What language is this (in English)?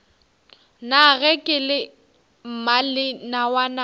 Northern Sotho